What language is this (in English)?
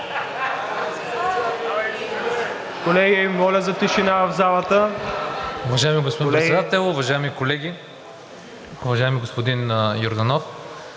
Bulgarian